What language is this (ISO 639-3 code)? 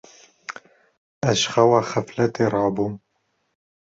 kur